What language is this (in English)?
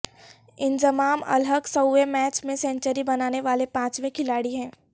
Urdu